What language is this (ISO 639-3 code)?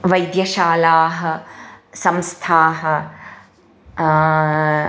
san